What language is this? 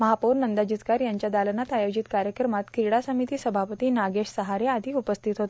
Marathi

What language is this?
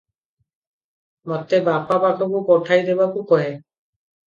Odia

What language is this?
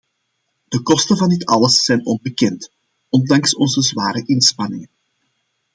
Dutch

